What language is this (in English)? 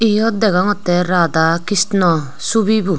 Chakma